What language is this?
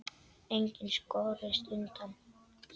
Icelandic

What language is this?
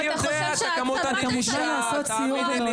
Hebrew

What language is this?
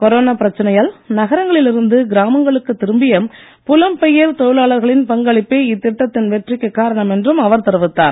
Tamil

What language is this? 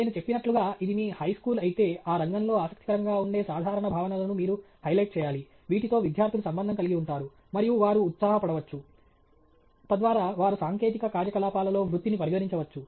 Telugu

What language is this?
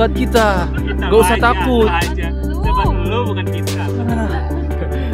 Indonesian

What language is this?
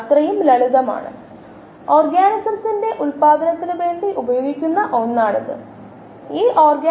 Malayalam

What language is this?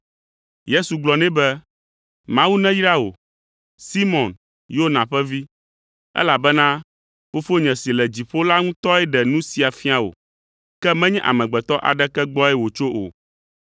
Ewe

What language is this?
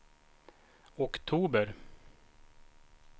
Swedish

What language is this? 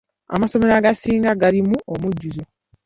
Ganda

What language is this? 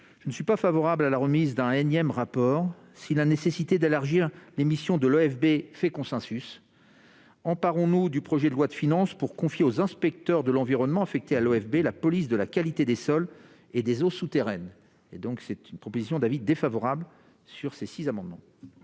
French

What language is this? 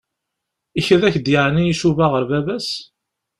Kabyle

